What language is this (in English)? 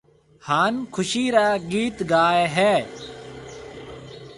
Marwari (Pakistan)